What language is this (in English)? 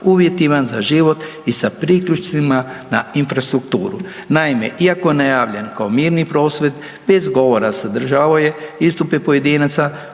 Croatian